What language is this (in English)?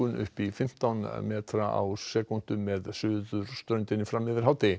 Icelandic